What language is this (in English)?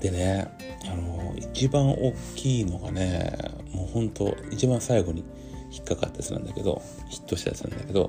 Japanese